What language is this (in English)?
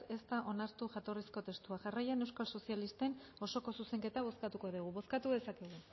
Basque